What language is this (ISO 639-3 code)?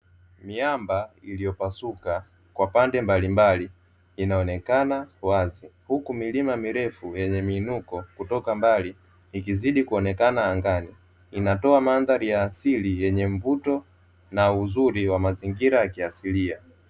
swa